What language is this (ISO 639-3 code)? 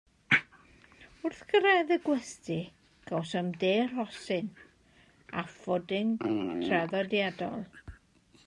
cym